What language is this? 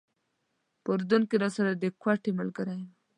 Pashto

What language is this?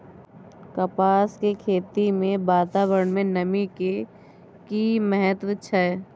Maithili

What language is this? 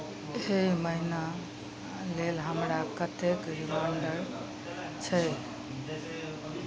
Maithili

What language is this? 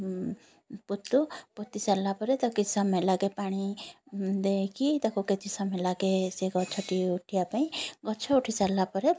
Odia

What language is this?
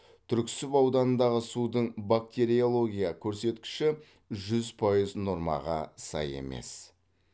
Kazakh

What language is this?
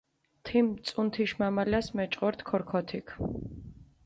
Mingrelian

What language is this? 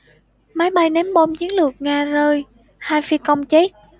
Vietnamese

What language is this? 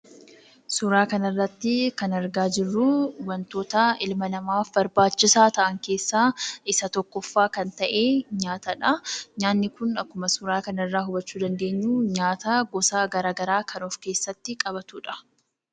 Oromo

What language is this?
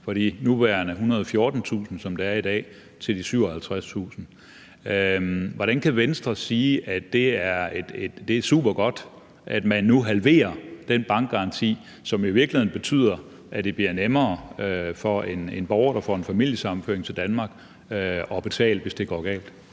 Danish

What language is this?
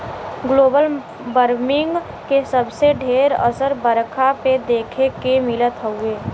Bhojpuri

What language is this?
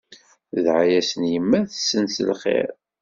Kabyle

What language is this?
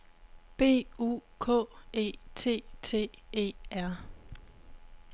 Danish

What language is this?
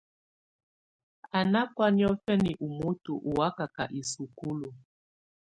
Tunen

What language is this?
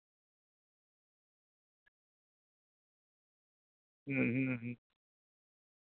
Santali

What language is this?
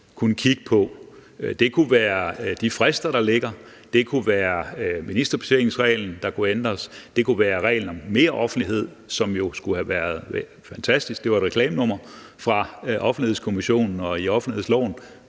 Danish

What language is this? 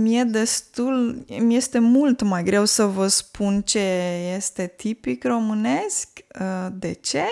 Romanian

